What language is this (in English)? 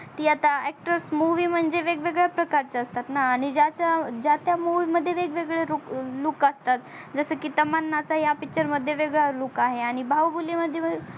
Marathi